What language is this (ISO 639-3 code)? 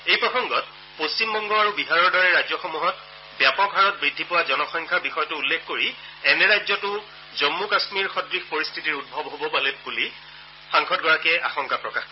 asm